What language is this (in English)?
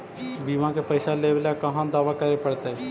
Magahi